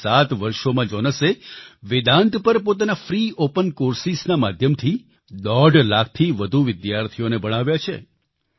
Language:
Gujarati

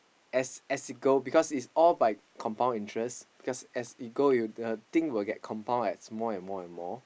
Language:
English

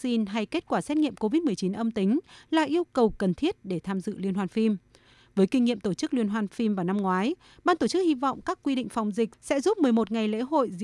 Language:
Vietnamese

